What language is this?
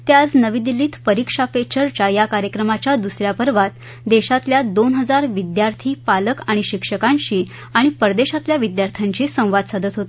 Marathi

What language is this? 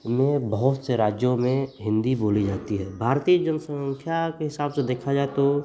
Hindi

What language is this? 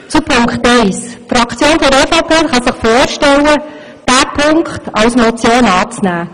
Swiss German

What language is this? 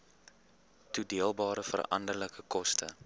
Afrikaans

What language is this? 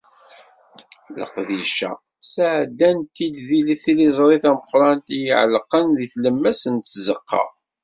Kabyle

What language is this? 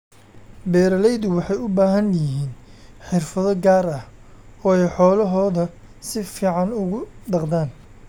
Somali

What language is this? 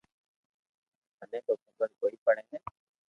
Loarki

